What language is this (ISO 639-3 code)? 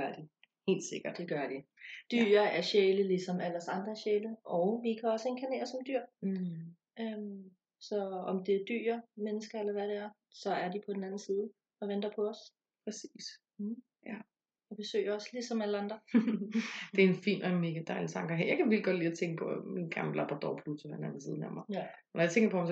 dan